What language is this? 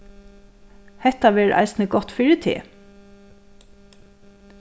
Faroese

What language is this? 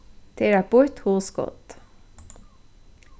Faroese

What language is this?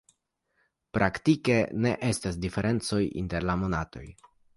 Esperanto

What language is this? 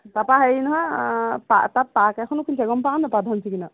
Assamese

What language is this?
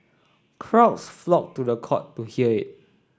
English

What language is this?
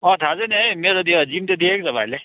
Nepali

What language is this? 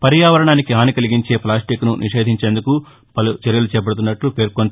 Telugu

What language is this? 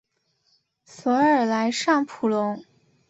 Chinese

